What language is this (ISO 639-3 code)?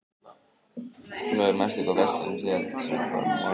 isl